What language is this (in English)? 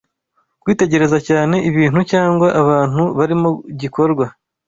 Kinyarwanda